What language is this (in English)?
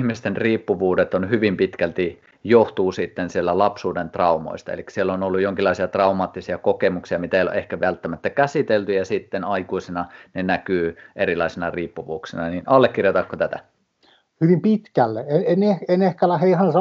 Finnish